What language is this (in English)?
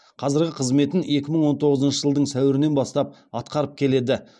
Kazakh